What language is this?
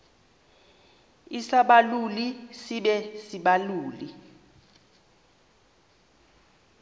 Xhosa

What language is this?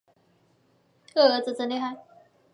Chinese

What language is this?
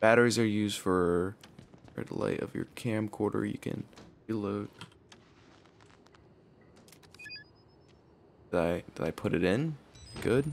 English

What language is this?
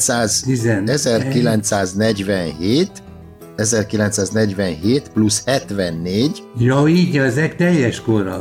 Hungarian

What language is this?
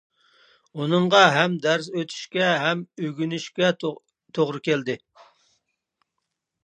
Uyghur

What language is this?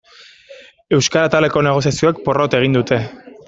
Basque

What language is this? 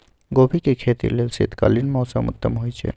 Magahi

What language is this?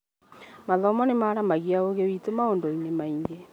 Kikuyu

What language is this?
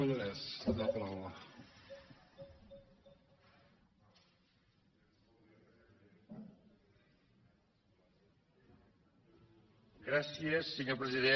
Catalan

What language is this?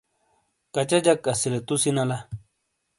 Shina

